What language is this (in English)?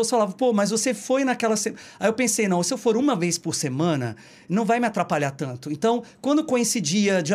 Portuguese